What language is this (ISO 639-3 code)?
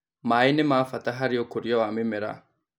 kik